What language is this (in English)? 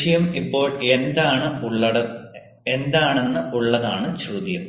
Malayalam